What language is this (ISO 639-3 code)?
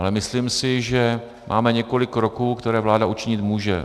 ces